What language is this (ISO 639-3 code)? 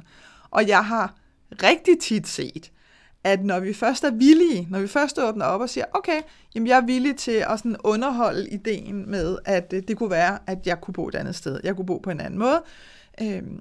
dan